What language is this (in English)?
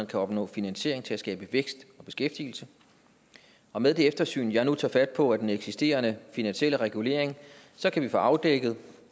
Danish